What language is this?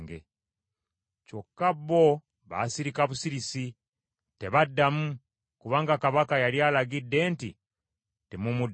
Ganda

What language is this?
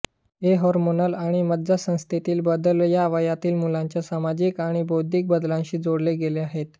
Marathi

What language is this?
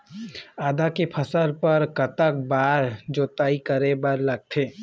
Chhattisgarhi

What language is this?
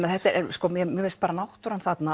Icelandic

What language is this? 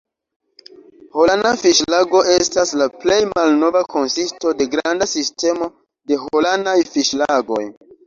Esperanto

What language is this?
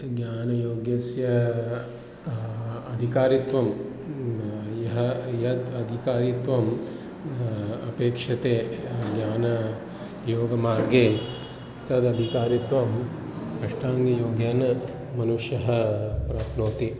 Sanskrit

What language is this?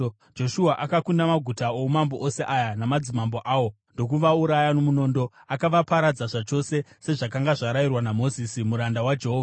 Shona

